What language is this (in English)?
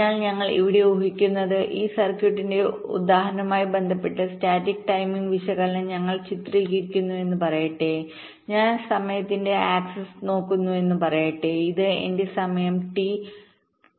Malayalam